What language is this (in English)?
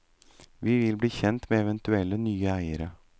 Norwegian